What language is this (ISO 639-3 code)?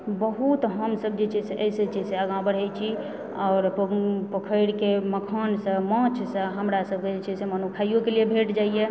mai